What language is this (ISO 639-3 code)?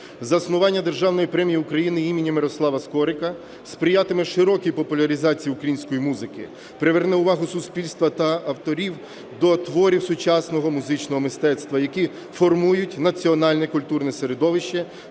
ukr